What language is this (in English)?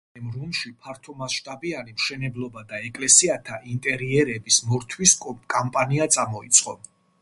Georgian